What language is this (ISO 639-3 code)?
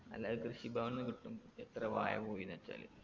mal